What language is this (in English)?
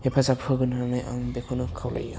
Bodo